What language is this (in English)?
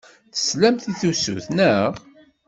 Kabyle